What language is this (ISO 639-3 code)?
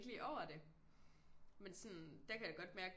dan